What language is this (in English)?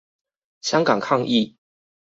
Chinese